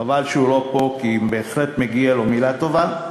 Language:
Hebrew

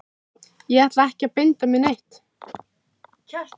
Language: Icelandic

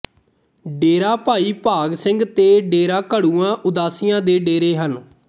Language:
Punjabi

